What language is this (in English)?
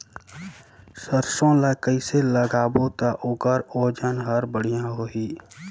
Chhattisgarhi